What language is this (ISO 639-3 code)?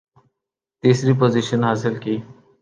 urd